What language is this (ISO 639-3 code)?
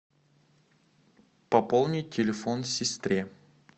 rus